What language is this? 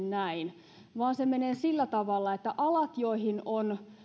Finnish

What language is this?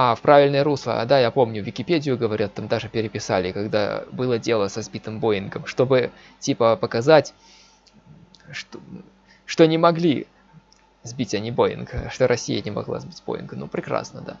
Russian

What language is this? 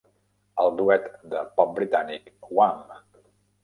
Catalan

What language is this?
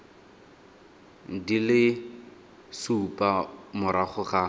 Tswana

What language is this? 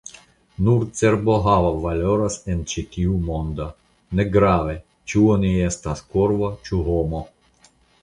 Esperanto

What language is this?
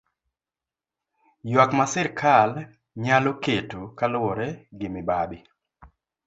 Luo (Kenya and Tanzania)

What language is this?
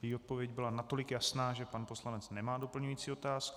Czech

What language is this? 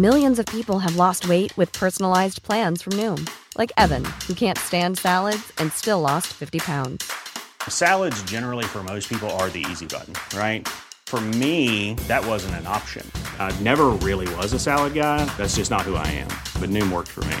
Filipino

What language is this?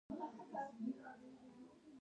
Pashto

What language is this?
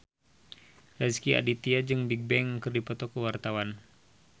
Sundanese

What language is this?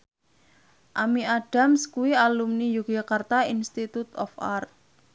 Javanese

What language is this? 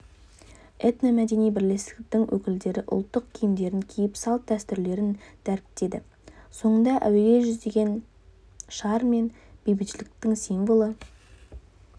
Kazakh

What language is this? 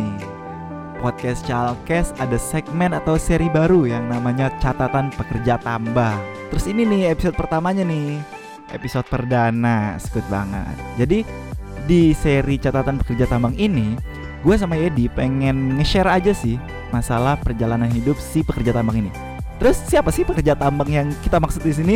Indonesian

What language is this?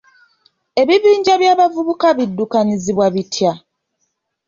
Ganda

